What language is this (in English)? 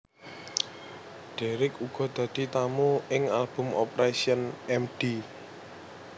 Javanese